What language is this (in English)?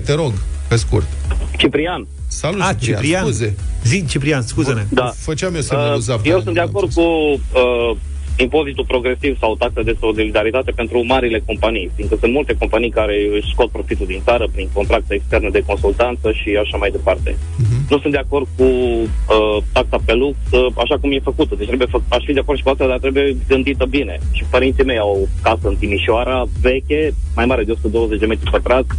Romanian